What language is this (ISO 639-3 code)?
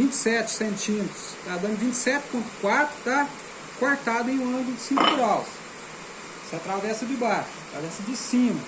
por